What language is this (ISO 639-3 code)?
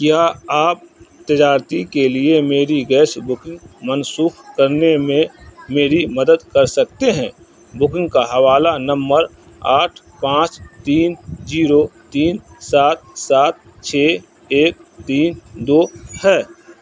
urd